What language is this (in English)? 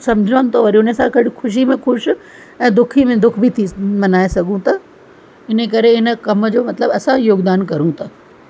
Sindhi